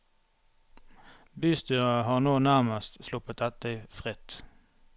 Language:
Norwegian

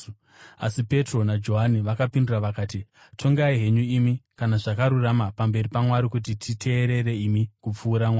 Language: Shona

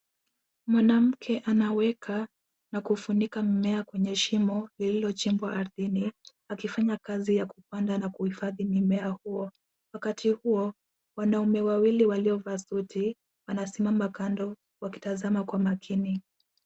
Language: Swahili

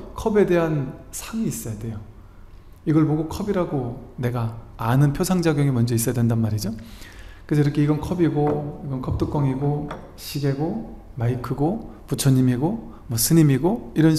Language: Korean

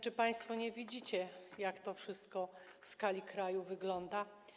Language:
Polish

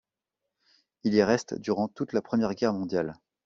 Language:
French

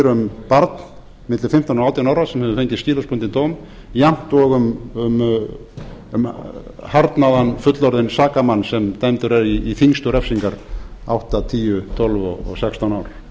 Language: Icelandic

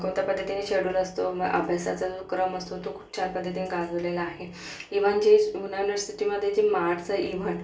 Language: Marathi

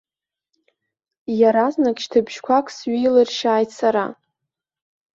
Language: Abkhazian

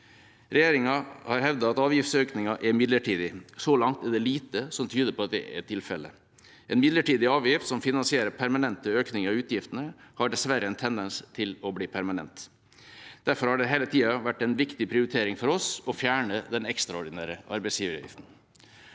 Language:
Norwegian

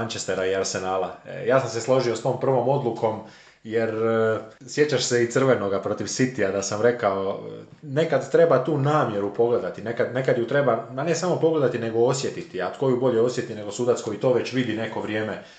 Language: Croatian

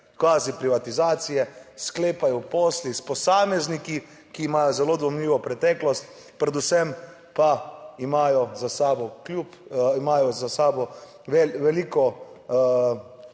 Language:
Slovenian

